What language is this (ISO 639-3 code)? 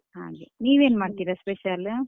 kan